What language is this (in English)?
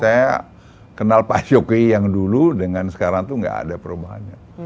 Indonesian